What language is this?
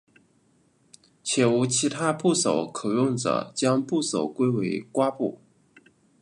Chinese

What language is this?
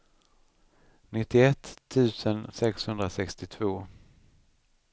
Swedish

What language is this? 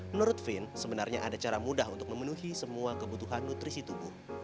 Indonesian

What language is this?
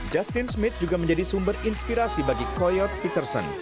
Indonesian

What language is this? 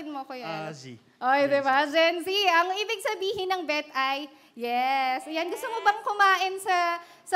Filipino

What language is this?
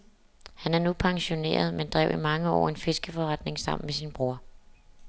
Danish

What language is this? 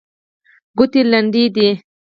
Pashto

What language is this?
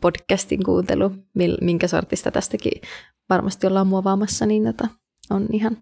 Finnish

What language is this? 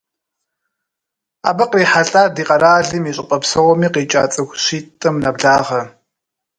Kabardian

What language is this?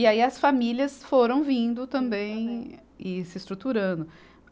Portuguese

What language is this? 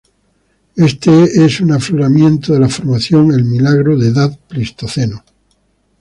Spanish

